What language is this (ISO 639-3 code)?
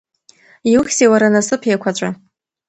abk